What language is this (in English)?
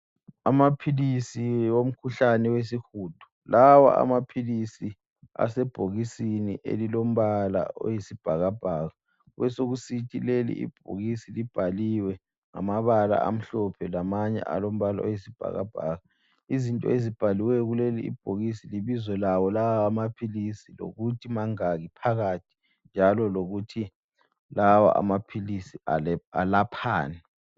North Ndebele